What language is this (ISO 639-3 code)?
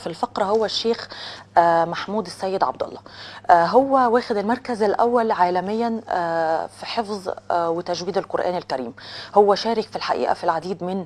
ara